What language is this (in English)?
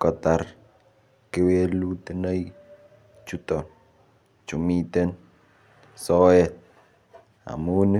Kalenjin